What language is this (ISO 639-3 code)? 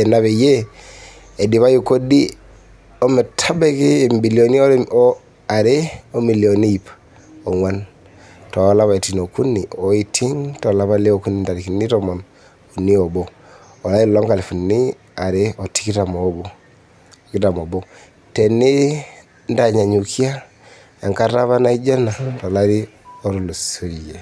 mas